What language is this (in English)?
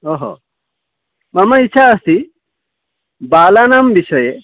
Sanskrit